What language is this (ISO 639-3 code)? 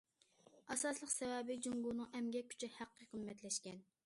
uig